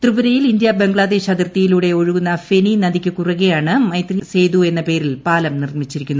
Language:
Malayalam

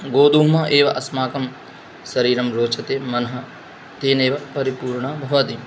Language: Sanskrit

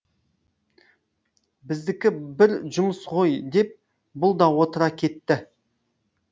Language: Kazakh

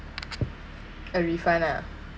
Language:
English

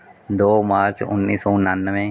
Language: Punjabi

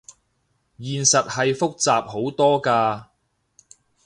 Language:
Cantonese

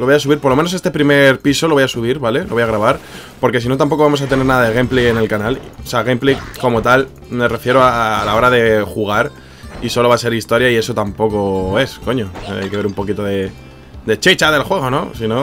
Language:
Spanish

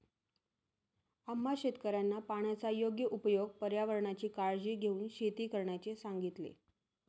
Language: Marathi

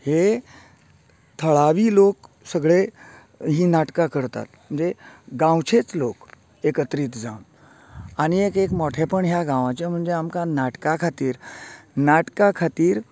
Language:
Konkani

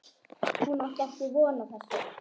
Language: Icelandic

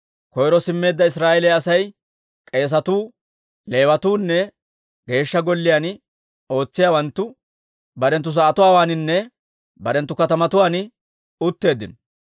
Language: Dawro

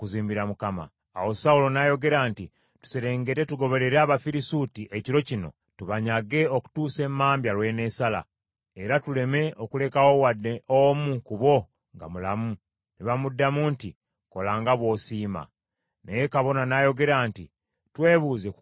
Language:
Ganda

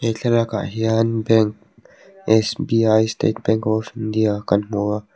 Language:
Mizo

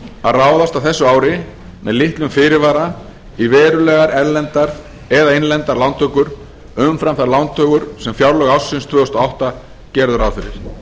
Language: Icelandic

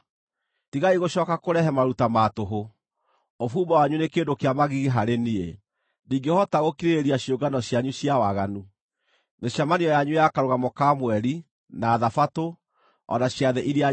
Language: Kikuyu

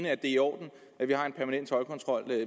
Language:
Danish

